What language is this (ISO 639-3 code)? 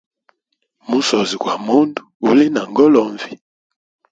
hem